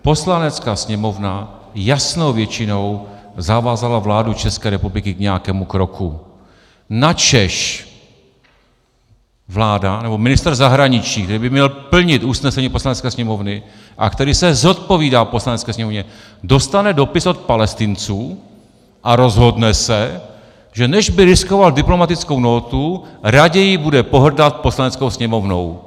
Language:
Czech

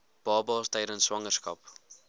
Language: Afrikaans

